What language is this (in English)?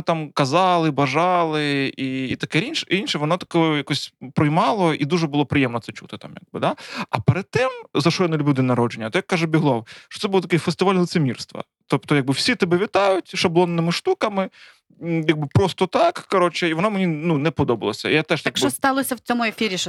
Ukrainian